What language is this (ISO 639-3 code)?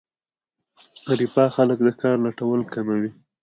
pus